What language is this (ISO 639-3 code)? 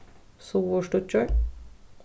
fao